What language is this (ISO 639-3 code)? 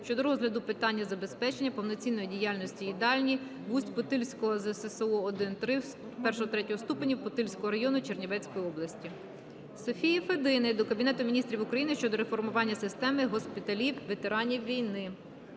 ukr